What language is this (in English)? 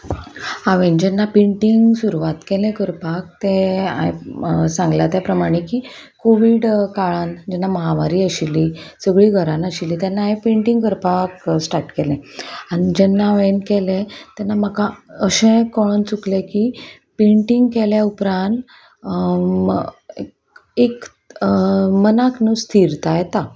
Konkani